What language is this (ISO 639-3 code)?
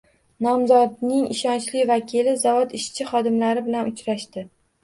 uzb